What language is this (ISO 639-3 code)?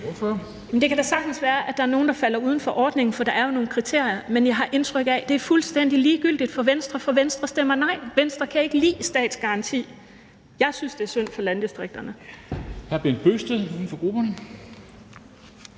dan